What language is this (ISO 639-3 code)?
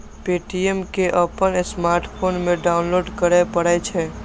mai